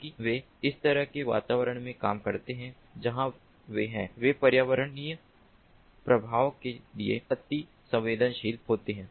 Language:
Hindi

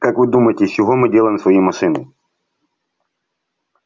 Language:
Russian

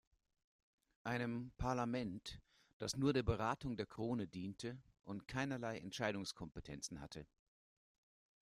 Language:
German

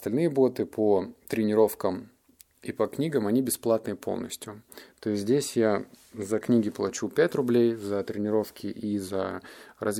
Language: Russian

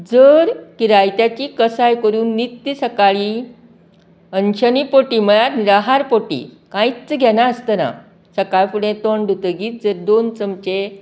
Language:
Konkani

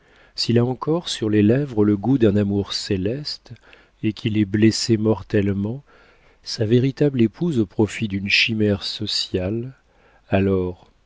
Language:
French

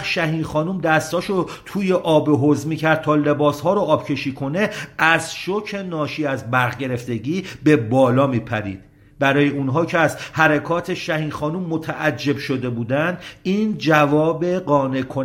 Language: Persian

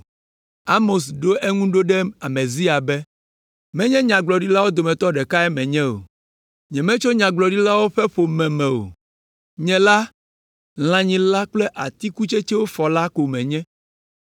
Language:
Ewe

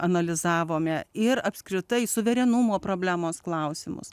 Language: Lithuanian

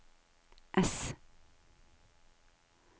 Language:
Norwegian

